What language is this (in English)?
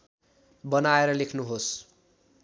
Nepali